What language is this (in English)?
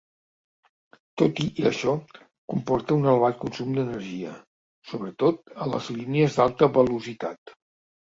Catalan